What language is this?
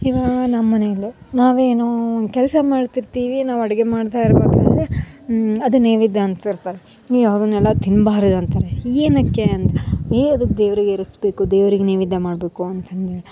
Kannada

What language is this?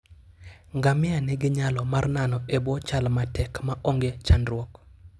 Luo (Kenya and Tanzania)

